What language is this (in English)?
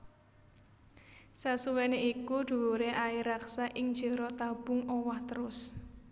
Javanese